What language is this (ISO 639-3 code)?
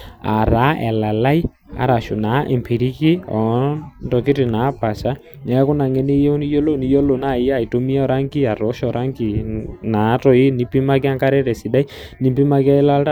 mas